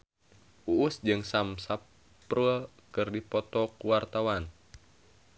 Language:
Sundanese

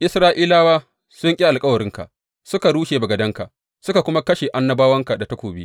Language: Hausa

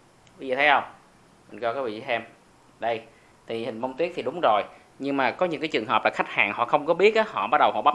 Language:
Vietnamese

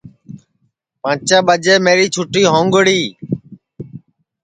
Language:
Sansi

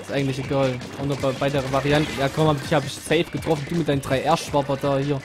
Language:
German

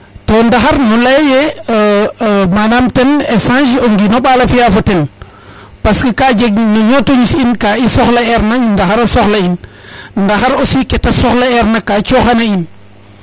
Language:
Serer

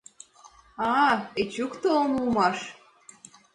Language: Mari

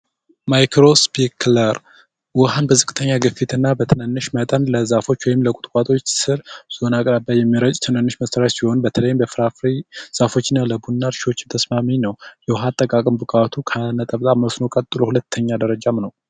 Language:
Amharic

